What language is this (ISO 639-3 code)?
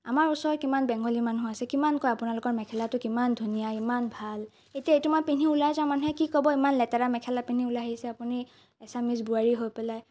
asm